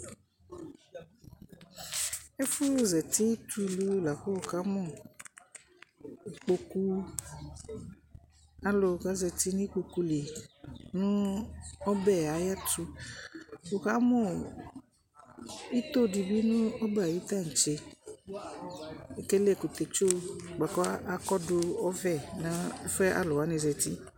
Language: Ikposo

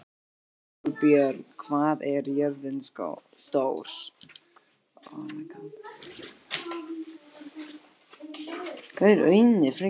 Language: Icelandic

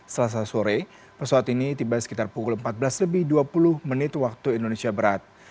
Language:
Indonesian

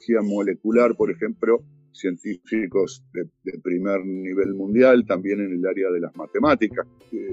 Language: Spanish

